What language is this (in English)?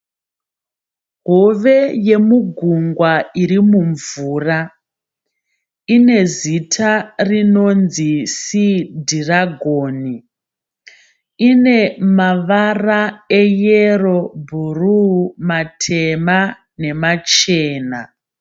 Shona